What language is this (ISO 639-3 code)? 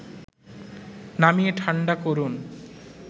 ben